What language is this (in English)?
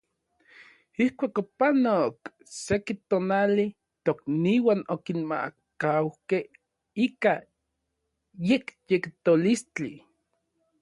Orizaba Nahuatl